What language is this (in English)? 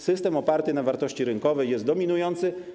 Polish